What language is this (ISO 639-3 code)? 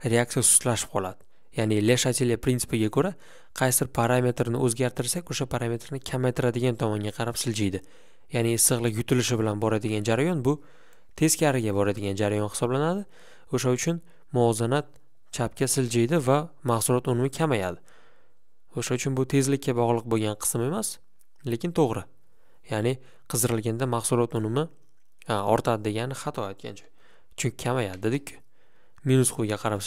tur